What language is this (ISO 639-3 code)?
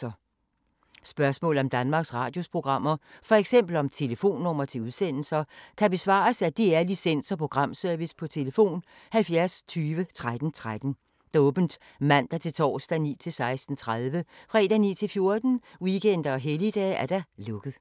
dan